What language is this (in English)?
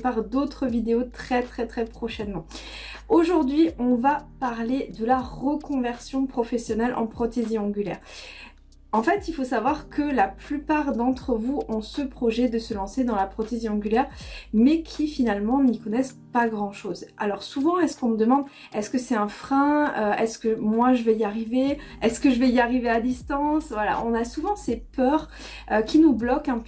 French